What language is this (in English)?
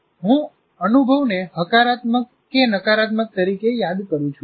Gujarati